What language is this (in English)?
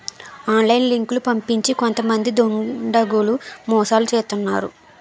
Telugu